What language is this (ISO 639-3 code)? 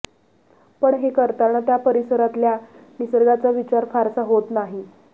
mar